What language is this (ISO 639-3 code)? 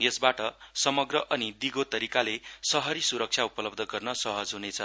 nep